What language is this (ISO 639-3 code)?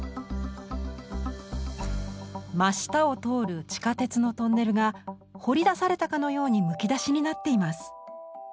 jpn